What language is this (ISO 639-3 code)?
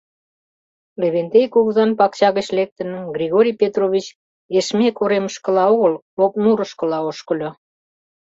chm